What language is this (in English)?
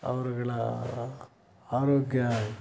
Kannada